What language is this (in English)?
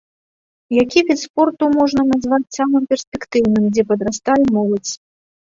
Belarusian